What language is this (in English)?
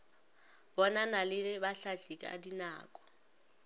Northern Sotho